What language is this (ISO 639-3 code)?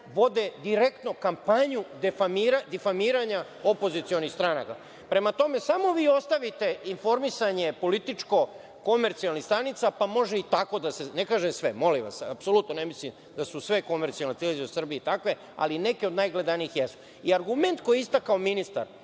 srp